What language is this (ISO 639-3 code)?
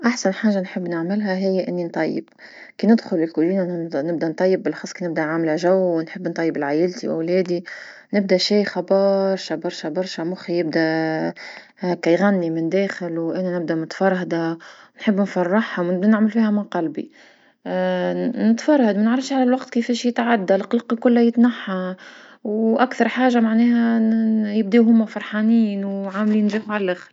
aeb